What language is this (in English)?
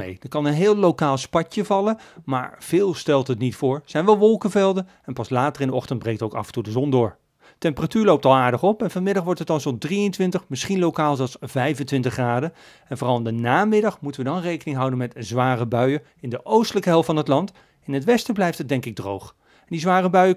Dutch